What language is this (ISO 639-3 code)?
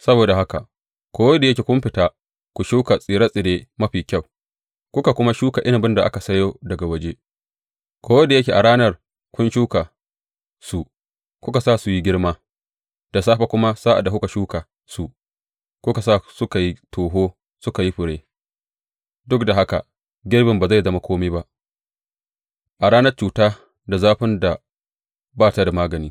hau